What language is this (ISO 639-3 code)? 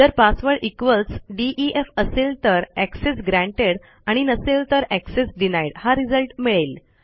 mar